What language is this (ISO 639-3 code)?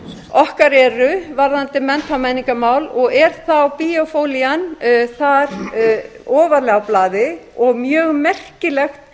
isl